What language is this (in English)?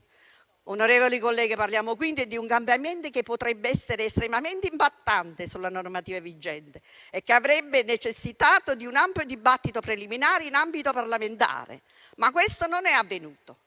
Italian